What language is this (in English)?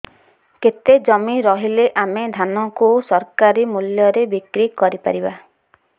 Odia